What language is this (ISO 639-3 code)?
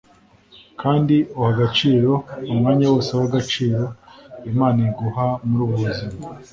kin